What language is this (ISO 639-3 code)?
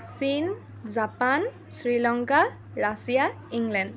asm